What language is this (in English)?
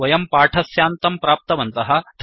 Sanskrit